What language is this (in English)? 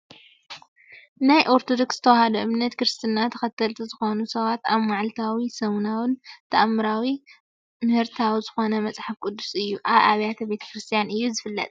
Tigrinya